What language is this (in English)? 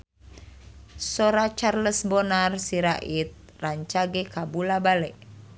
Sundanese